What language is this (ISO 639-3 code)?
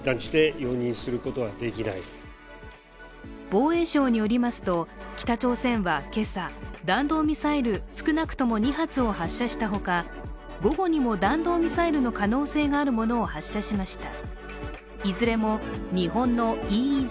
jpn